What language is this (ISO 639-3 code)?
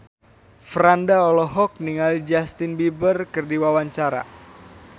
sun